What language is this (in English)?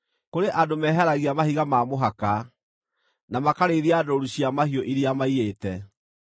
Kikuyu